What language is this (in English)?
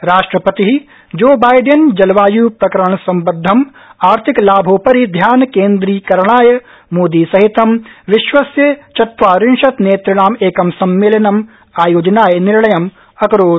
Sanskrit